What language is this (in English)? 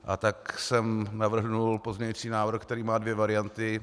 Czech